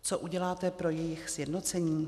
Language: Czech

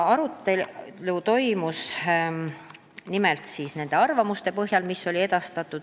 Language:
Estonian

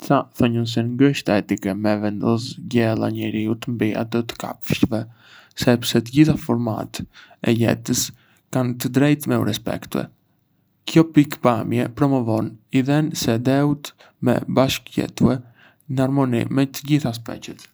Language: Arbëreshë Albanian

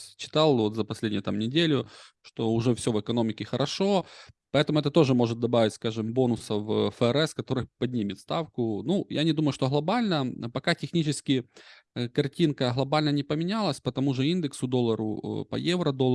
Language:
Russian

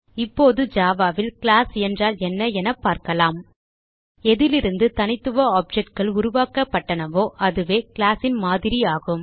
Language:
Tamil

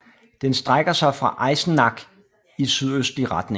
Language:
Danish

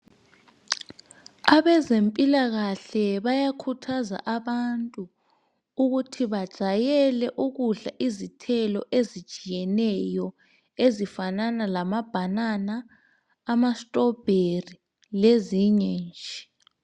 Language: North Ndebele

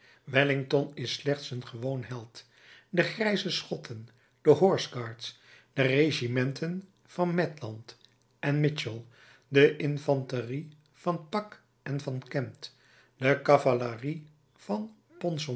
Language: Dutch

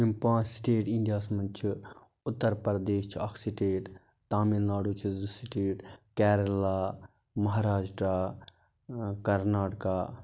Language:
Kashmiri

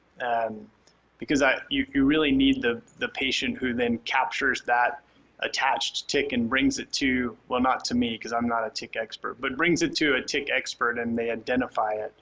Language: English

